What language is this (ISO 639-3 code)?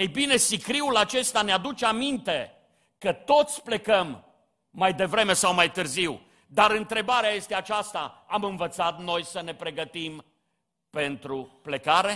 ron